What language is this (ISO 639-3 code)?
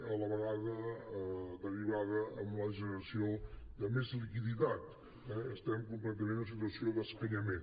cat